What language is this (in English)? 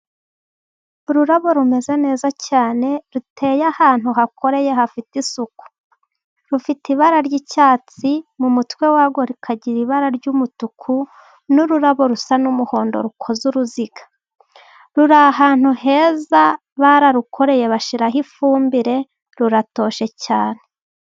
Kinyarwanda